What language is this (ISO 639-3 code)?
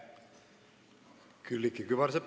est